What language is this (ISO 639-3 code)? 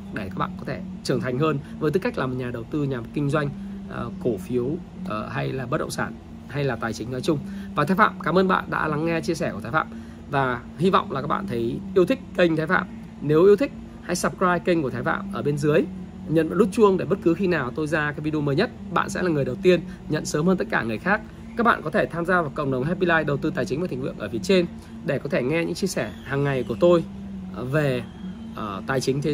vie